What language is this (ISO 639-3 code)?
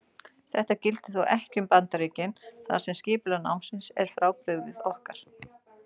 isl